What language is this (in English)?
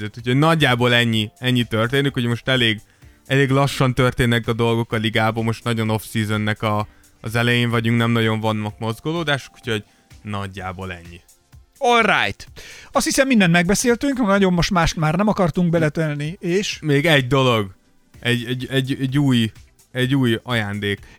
Hungarian